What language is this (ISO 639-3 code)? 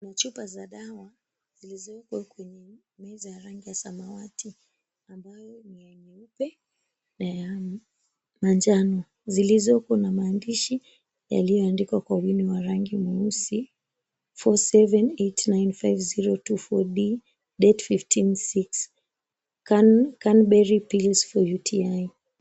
swa